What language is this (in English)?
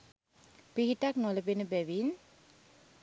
Sinhala